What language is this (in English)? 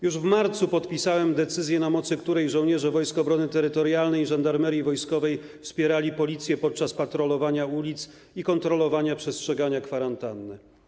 Polish